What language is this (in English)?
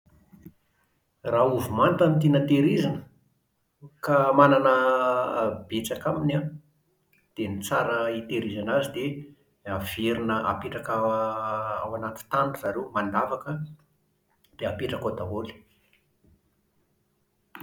Malagasy